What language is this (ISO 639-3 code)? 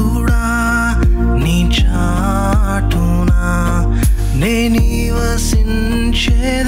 ara